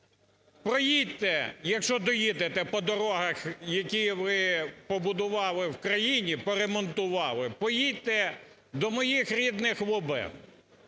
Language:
Ukrainian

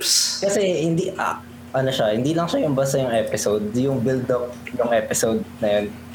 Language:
Filipino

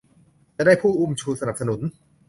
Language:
Thai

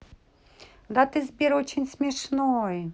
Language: Russian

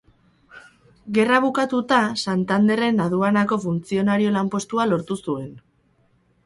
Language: Basque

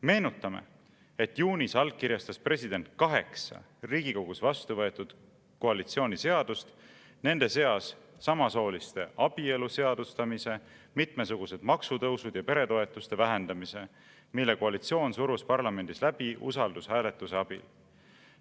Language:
Estonian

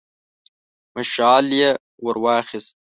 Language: Pashto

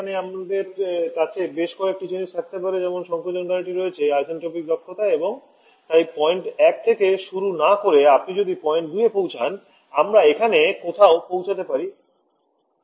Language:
Bangla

